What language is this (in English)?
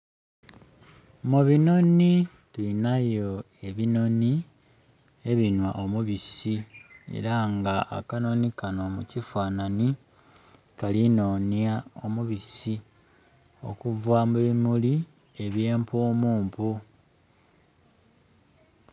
Soga